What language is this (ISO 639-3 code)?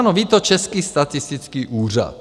ces